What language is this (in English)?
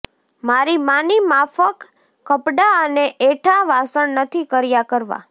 Gujarati